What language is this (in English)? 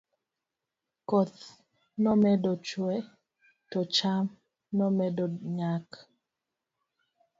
Luo (Kenya and Tanzania)